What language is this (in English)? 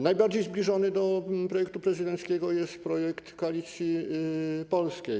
Polish